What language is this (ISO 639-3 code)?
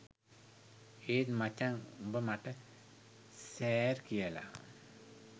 sin